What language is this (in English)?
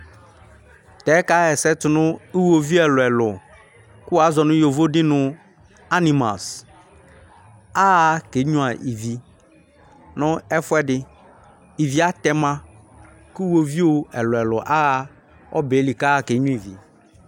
Ikposo